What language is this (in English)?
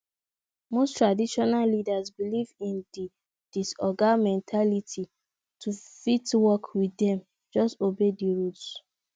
Nigerian Pidgin